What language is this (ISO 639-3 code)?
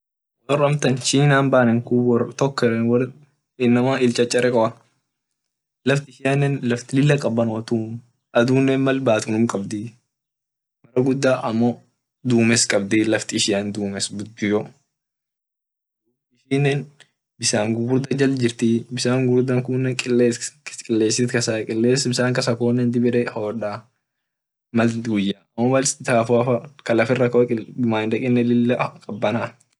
orc